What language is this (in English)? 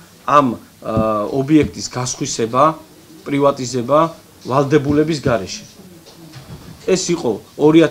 Greek